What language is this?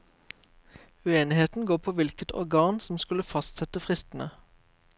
Norwegian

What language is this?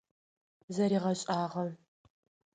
Adyghe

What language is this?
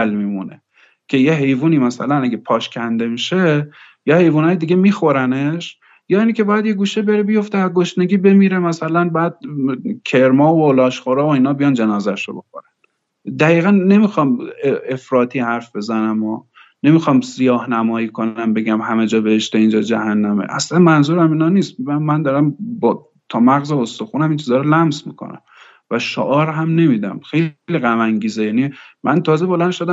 Persian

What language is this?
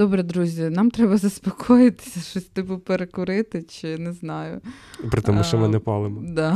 Ukrainian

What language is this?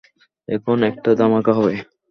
Bangla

